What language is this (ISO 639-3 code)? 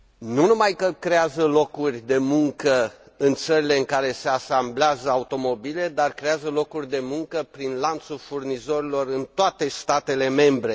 ron